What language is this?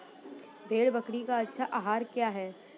Hindi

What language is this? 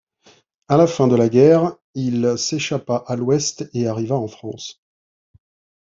French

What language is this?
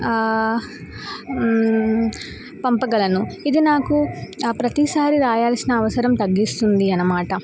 Telugu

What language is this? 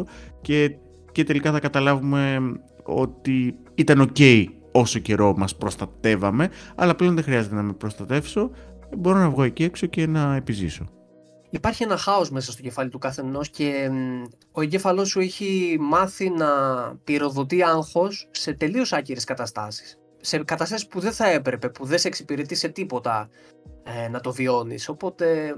Greek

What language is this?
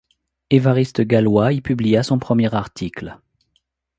French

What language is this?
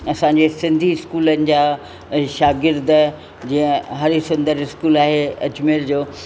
Sindhi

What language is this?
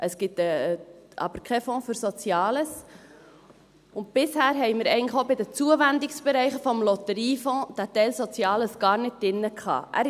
Swiss German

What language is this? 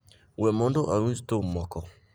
Luo (Kenya and Tanzania)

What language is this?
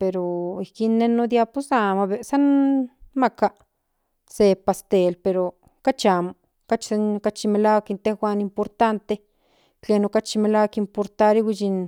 Central Nahuatl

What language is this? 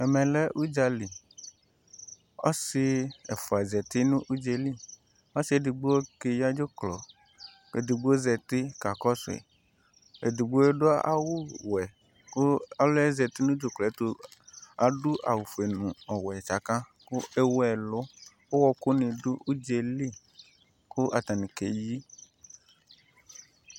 Ikposo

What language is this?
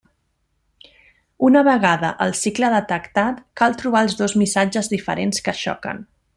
Catalan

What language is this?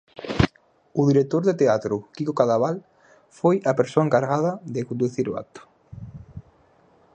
Galician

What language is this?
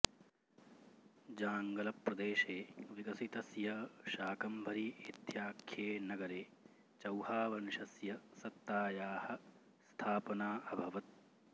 Sanskrit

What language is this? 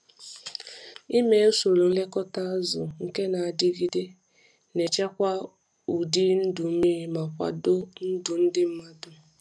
Igbo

